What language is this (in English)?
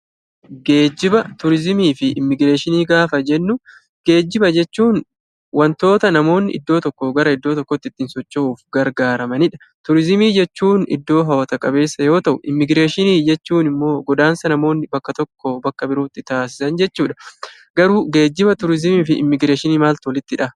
Oromo